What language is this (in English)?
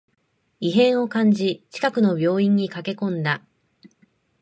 Japanese